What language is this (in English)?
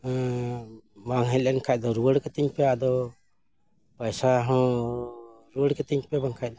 Santali